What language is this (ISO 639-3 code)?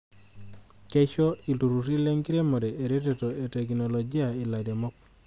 mas